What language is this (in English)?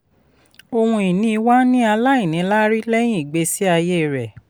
Yoruba